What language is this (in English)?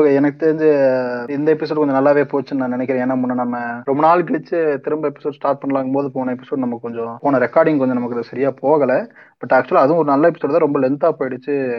Tamil